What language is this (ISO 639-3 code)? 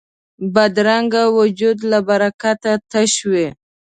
pus